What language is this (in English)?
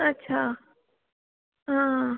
Sindhi